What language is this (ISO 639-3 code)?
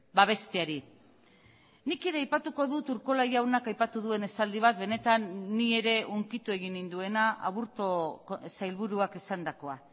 eus